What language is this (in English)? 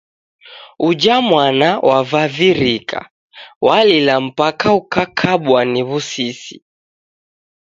Taita